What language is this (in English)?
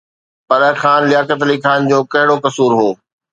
Sindhi